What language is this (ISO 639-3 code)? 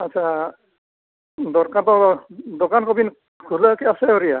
sat